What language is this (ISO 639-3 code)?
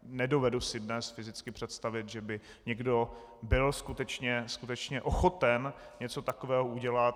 ces